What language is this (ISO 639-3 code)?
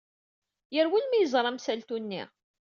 kab